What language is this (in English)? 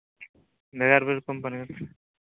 Santali